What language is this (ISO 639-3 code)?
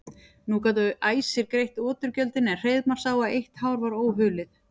isl